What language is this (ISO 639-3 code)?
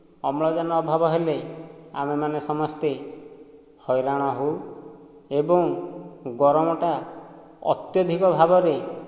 ori